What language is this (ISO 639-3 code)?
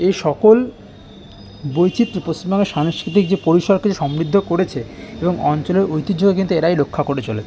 ben